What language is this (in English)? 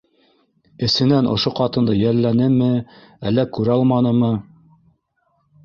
Bashkir